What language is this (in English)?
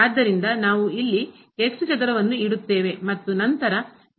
Kannada